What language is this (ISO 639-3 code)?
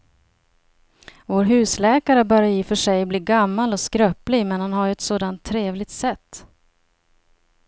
swe